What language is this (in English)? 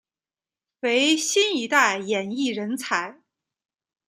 Chinese